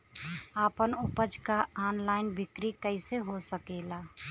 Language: Bhojpuri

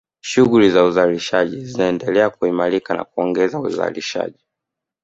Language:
Swahili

